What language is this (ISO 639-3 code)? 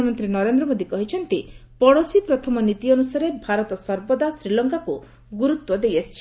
ori